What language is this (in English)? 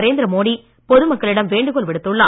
Tamil